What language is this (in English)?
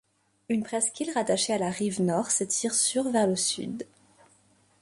French